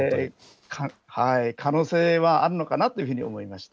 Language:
Japanese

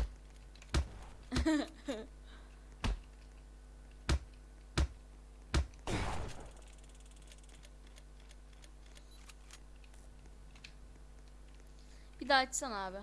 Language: Turkish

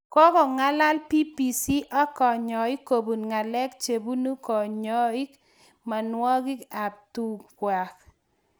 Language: Kalenjin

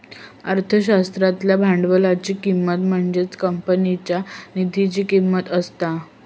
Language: Marathi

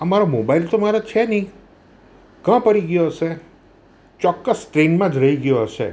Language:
Gujarati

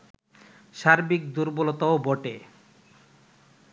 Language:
Bangla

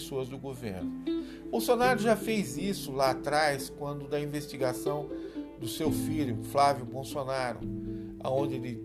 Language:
Portuguese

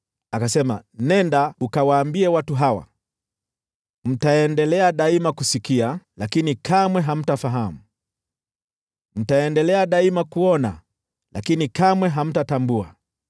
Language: Swahili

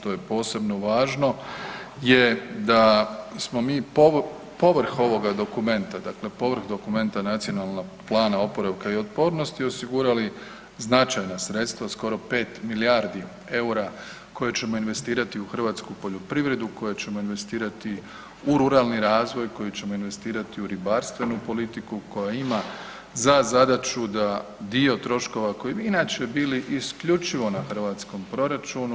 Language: Croatian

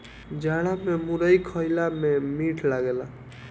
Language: Bhojpuri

